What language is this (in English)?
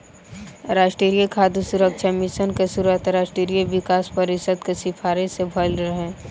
Bhojpuri